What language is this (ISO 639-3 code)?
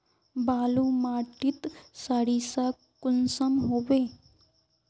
mag